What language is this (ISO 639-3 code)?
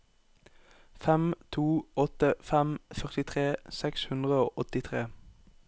nor